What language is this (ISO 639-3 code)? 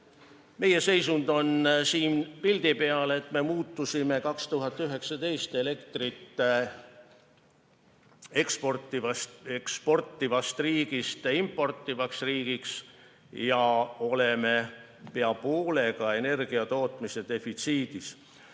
est